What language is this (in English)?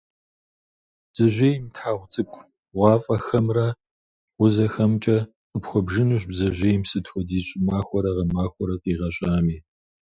Kabardian